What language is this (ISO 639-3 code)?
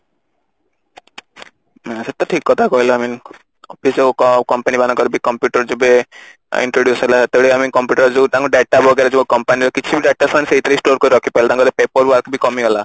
ori